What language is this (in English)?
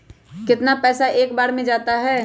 Magahi